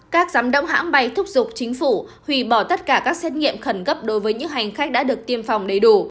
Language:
Vietnamese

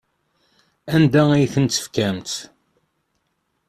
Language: Kabyle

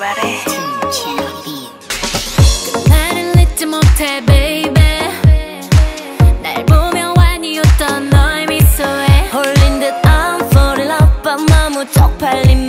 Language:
Vietnamese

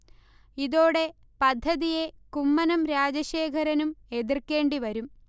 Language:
Malayalam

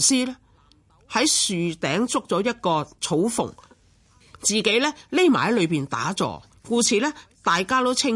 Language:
Chinese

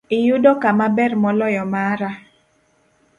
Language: Luo (Kenya and Tanzania)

